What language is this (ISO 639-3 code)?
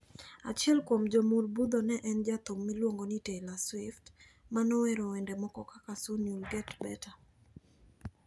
luo